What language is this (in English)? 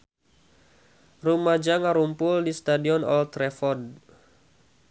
Sundanese